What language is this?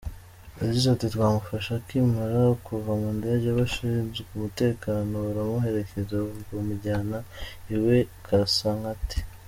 Kinyarwanda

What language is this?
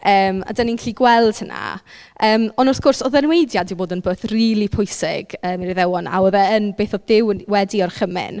Welsh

